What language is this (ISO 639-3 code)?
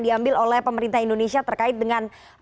ind